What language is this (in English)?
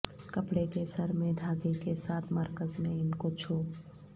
Urdu